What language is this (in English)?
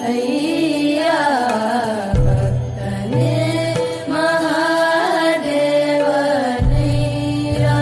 Indonesian